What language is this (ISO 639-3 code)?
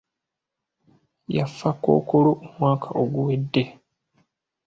lug